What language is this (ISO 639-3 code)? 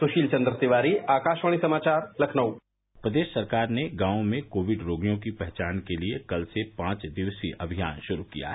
hin